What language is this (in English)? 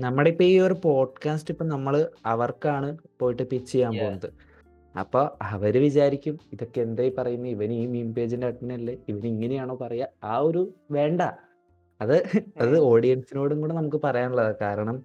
Malayalam